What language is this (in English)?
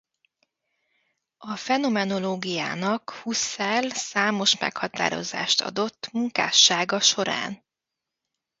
Hungarian